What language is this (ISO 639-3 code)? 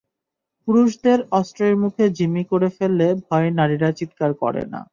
ben